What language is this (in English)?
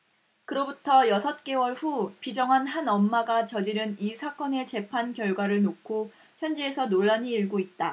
Korean